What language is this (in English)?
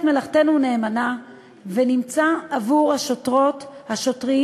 Hebrew